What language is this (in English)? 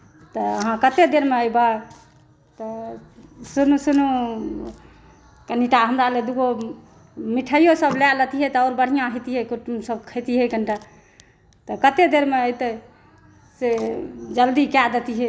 Maithili